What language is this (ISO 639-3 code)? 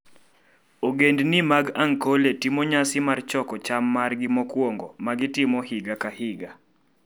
luo